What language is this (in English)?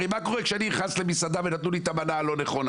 Hebrew